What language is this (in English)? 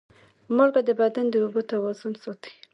Pashto